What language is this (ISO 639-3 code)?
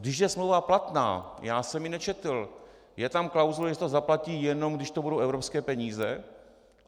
ces